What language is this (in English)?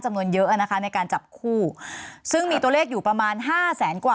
Thai